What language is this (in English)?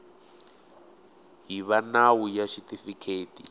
Tsonga